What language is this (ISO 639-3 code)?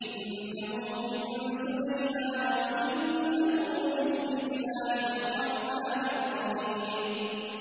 ara